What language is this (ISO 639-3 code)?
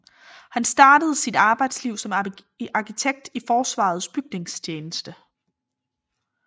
dan